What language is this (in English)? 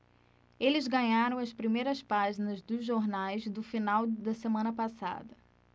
Portuguese